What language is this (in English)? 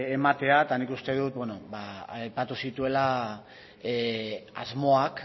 Basque